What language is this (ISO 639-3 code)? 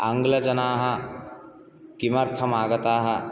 san